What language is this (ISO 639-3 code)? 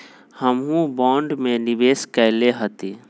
mag